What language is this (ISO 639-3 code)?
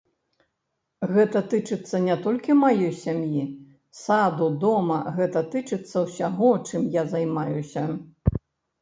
bel